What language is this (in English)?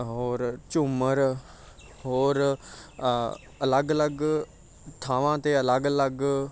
Punjabi